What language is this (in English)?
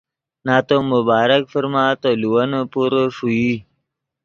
Yidgha